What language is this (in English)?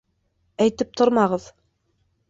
Bashkir